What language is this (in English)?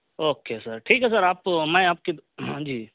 Urdu